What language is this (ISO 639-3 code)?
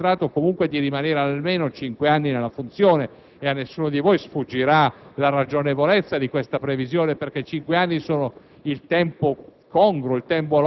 ita